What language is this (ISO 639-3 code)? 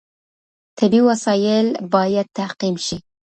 pus